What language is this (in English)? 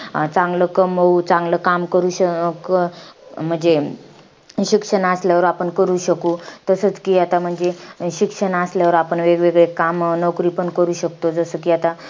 Marathi